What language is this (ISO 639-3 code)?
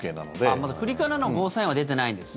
jpn